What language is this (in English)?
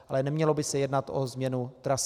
Czech